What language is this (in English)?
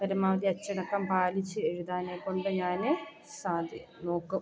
Malayalam